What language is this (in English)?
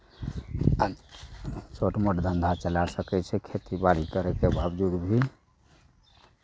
Maithili